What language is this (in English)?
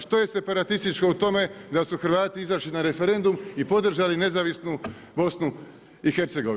Croatian